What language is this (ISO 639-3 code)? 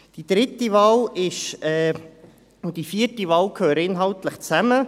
gsw